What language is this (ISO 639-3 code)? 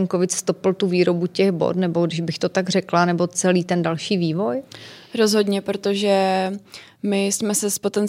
ces